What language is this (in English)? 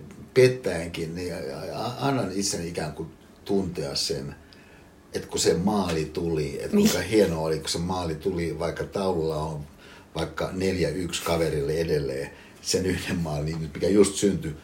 Finnish